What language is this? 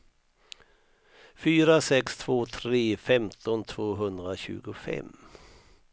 Swedish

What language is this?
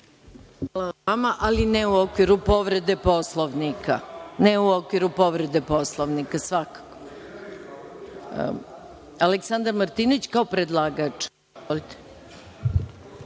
Serbian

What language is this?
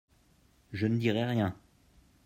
French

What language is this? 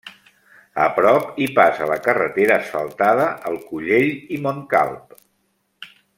Catalan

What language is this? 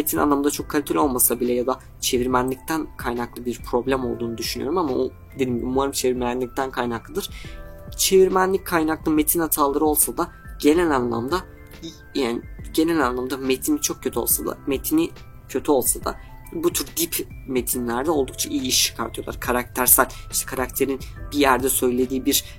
Turkish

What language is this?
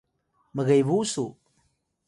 Atayal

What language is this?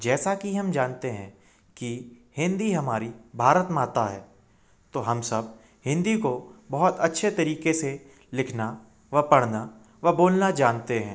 Hindi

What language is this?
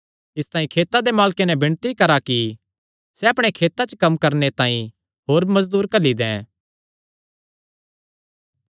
Kangri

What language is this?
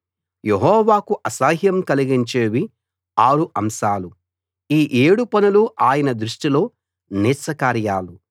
Telugu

